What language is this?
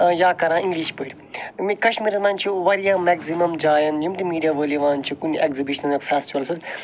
Kashmiri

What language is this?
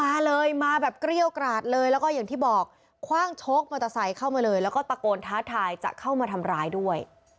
Thai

